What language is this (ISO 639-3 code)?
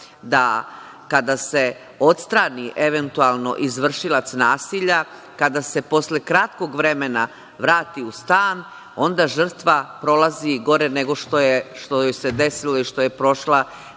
srp